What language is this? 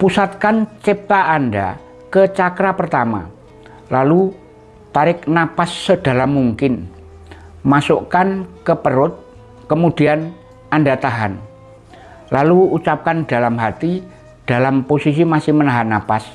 Indonesian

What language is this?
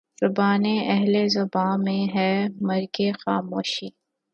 Urdu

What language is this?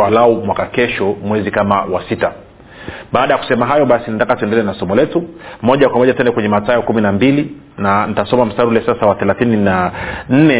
Swahili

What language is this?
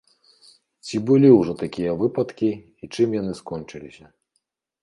Belarusian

